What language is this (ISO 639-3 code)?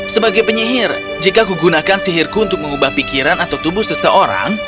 ind